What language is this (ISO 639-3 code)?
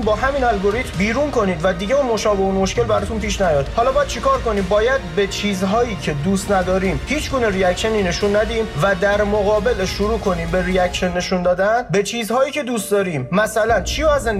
fas